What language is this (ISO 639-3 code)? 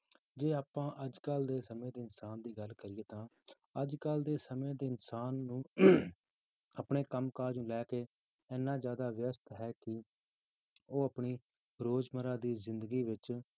pan